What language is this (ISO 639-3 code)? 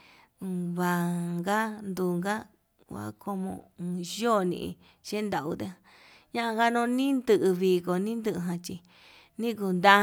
mab